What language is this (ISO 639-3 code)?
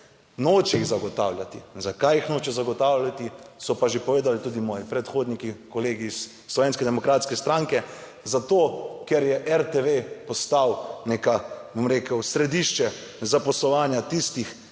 slv